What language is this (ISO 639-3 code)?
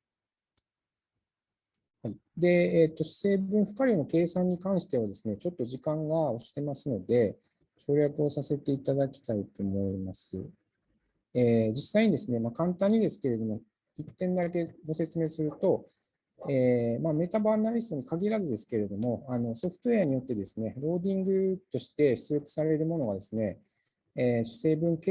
jpn